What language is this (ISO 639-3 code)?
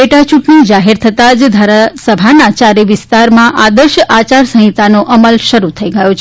guj